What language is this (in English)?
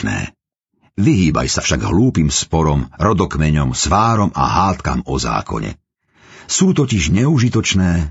Slovak